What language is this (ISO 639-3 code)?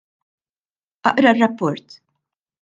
mlt